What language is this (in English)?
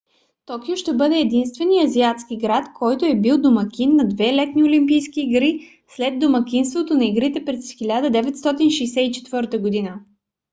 Bulgarian